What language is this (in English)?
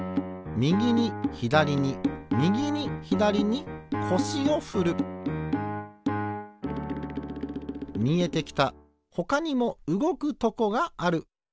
Japanese